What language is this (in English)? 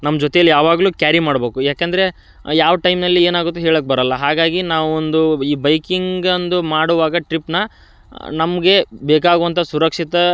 Kannada